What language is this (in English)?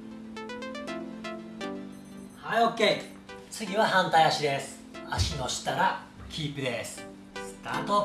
Japanese